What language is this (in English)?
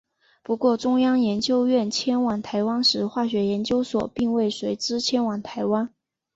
Chinese